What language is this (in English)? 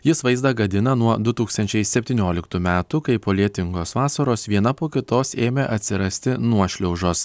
Lithuanian